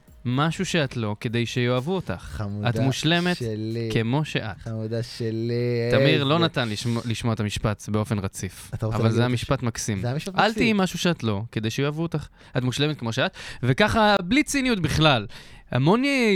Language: Hebrew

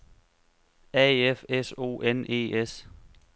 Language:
Danish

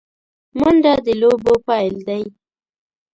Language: Pashto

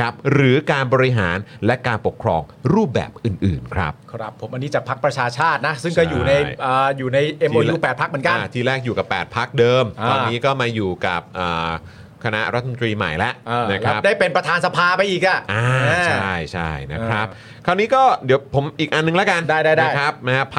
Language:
Thai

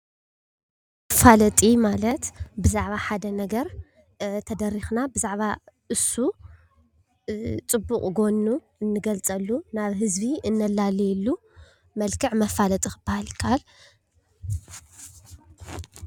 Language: Tigrinya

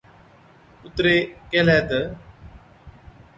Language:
Od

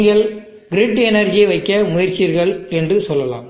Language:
Tamil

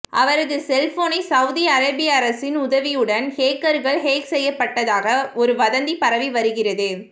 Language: Tamil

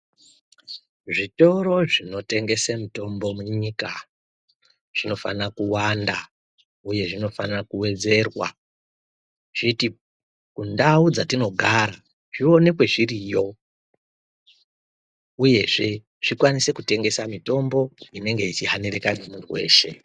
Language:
Ndau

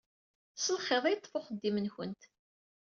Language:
Kabyle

